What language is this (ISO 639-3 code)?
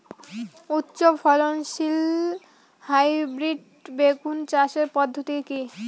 ben